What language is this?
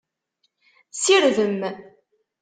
Kabyle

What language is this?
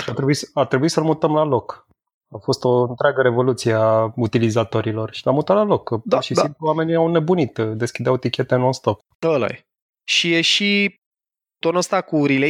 Romanian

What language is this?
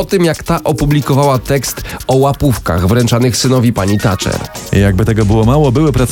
Polish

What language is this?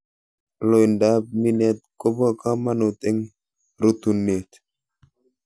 Kalenjin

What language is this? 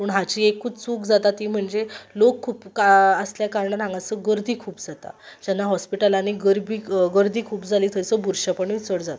Konkani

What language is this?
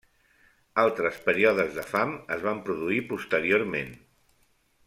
Catalan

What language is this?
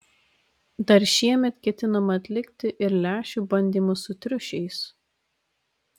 Lithuanian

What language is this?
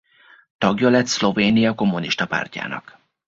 Hungarian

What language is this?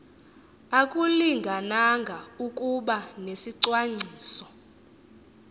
Xhosa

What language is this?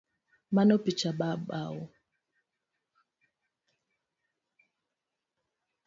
Luo (Kenya and Tanzania)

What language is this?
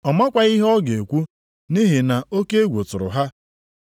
Igbo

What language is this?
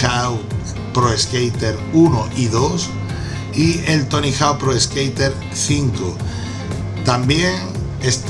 Spanish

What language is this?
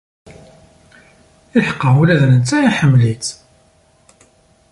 Kabyle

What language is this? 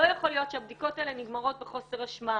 Hebrew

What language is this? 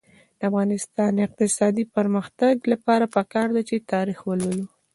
Pashto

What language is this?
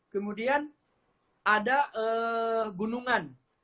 Indonesian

